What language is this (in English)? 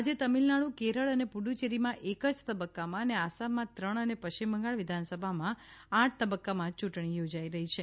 Gujarati